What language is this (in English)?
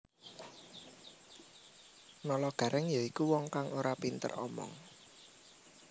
Javanese